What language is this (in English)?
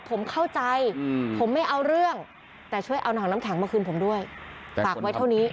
Thai